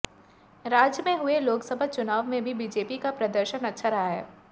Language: Hindi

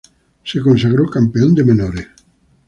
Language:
Spanish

